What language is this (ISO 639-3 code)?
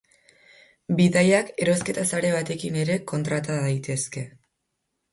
eus